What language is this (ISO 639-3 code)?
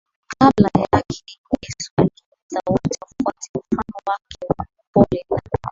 swa